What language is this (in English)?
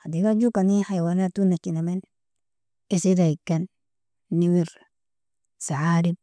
Nobiin